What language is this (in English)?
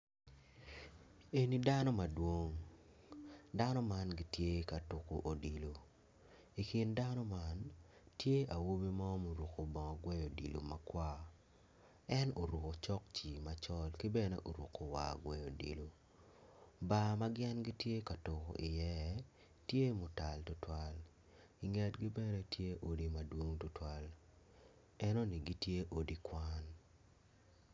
Acoli